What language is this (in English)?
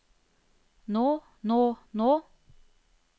Norwegian